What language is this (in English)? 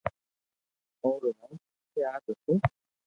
Loarki